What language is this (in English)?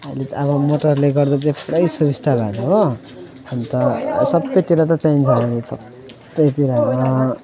Nepali